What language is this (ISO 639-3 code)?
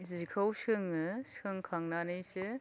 brx